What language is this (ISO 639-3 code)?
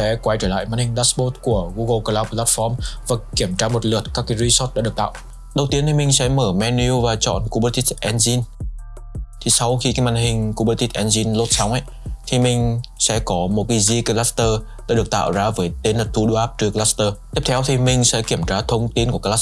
vie